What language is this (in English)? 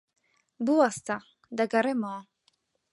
Central Kurdish